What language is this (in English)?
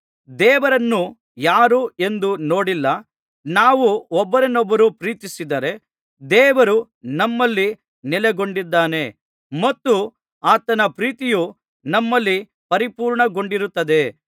Kannada